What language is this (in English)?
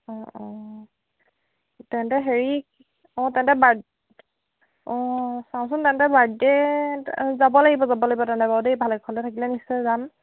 Assamese